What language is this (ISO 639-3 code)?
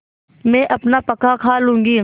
hin